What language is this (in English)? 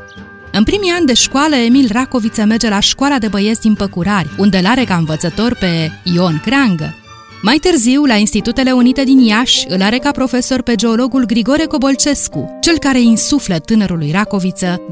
Romanian